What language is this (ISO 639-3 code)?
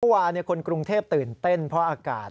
tha